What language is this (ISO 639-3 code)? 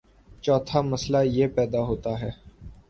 urd